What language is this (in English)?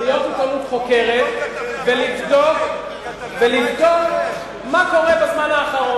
Hebrew